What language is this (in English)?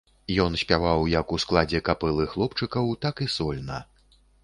Belarusian